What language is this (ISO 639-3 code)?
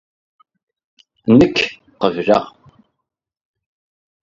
kab